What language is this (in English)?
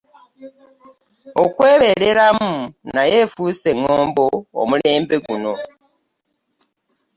Ganda